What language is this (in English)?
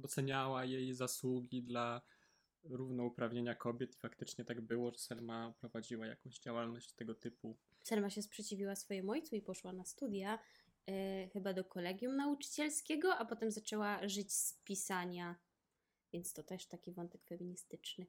Polish